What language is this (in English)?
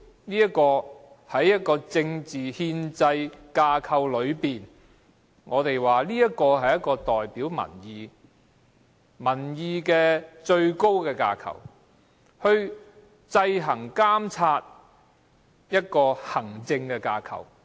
Cantonese